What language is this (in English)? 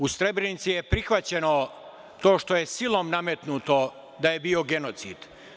Serbian